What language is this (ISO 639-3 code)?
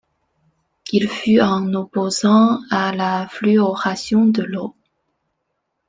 fra